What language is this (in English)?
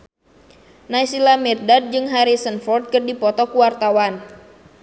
Sundanese